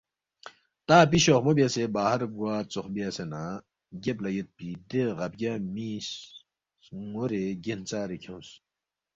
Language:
Balti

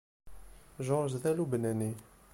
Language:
Kabyle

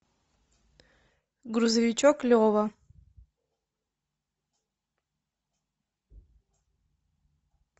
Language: Russian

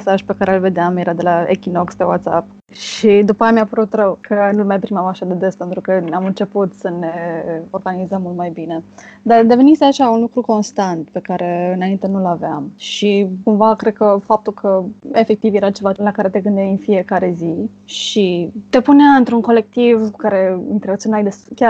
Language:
Romanian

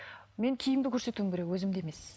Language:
Kazakh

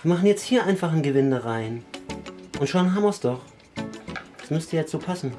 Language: German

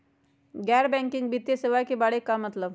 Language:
Magahi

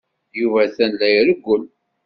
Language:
Kabyle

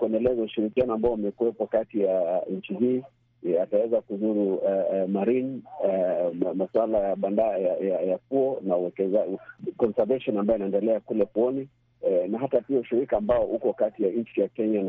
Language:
Swahili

